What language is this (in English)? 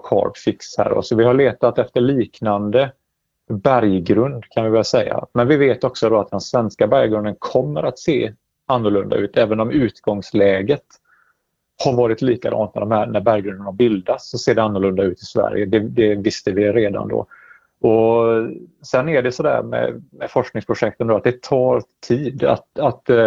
Swedish